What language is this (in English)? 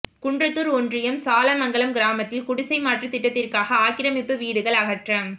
Tamil